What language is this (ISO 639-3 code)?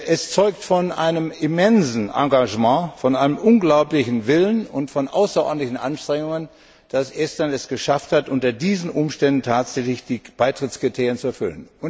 deu